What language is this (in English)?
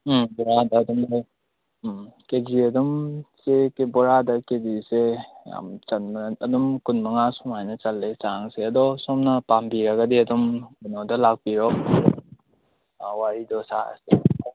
Manipuri